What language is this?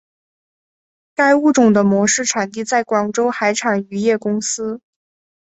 Chinese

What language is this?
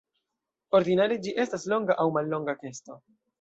Esperanto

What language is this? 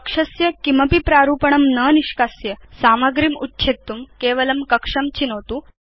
Sanskrit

